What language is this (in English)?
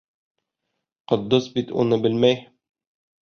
Bashkir